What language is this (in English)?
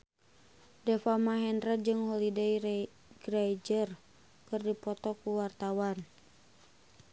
Sundanese